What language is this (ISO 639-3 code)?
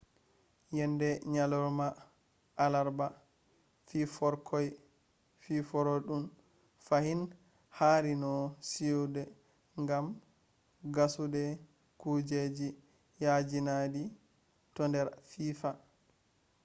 ful